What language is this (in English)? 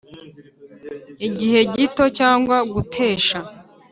Kinyarwanda